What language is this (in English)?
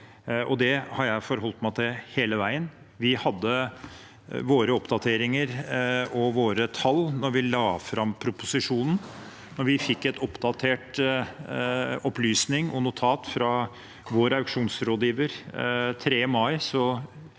Norwegian